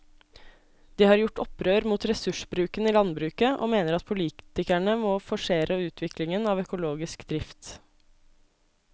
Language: Norwegian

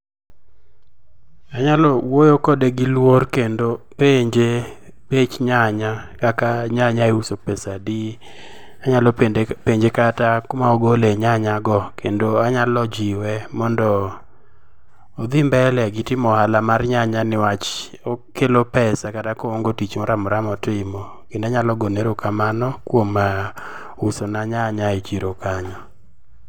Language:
Luo (Kenya and Tanzania)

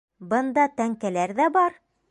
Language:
Bashkir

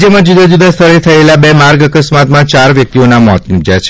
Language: Gujarati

